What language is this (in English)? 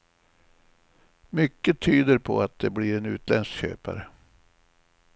Swedish